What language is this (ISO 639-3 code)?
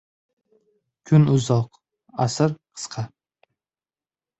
uzb